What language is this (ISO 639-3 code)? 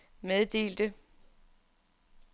dan